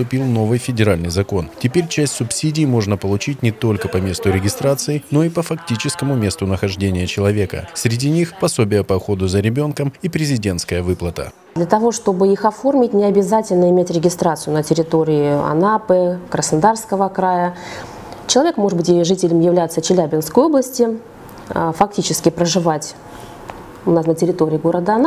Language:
Russian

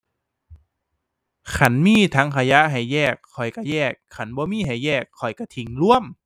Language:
Thai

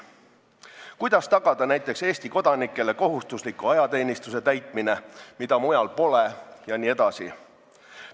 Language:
Estonian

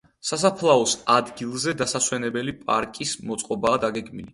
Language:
Georgian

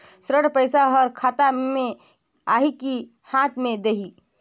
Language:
Chhattisgarhi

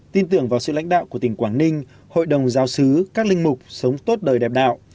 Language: Vietnamese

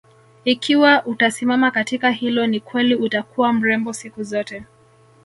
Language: Swahili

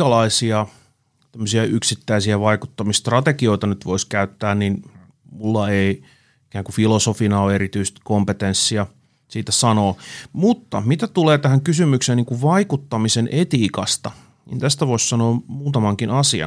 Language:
Finnish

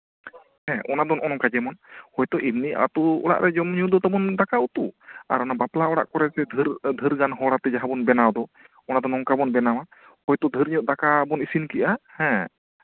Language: Santali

